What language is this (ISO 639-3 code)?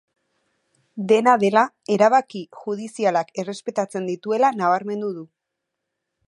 eus